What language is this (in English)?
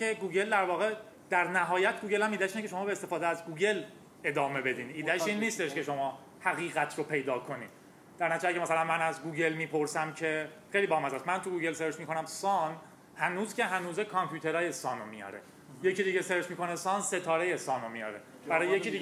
Persian